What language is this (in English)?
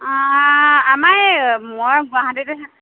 Assamese